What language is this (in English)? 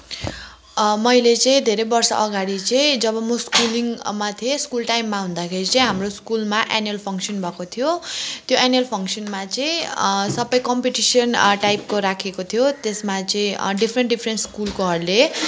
Nepali